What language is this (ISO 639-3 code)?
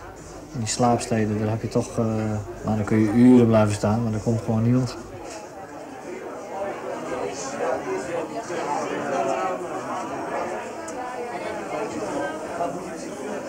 nld